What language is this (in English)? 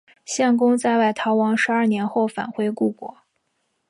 Chinese